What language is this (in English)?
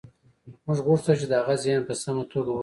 Pashto